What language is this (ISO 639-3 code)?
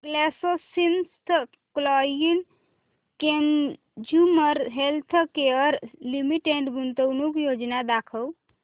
mar